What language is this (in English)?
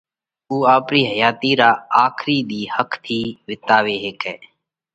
Parkari Koli